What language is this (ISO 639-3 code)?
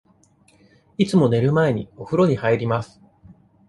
jpn